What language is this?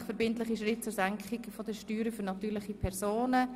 Swiss German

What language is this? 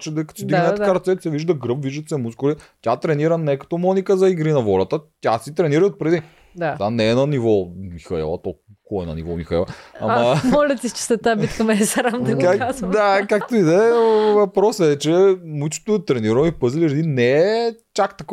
Bulgarian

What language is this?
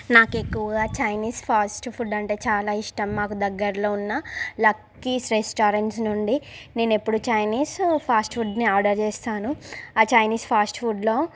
Telugu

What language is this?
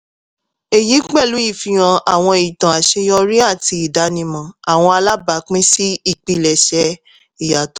Yoruba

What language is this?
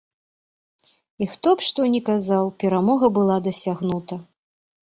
Belarusian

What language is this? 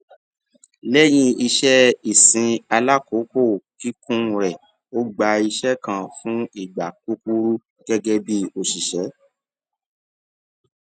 Yoruba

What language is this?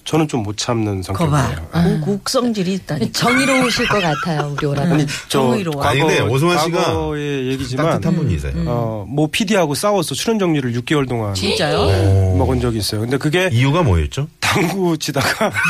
Korean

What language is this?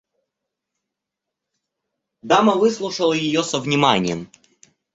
Russian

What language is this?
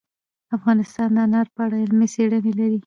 Pashto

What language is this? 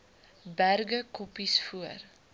Afrikaans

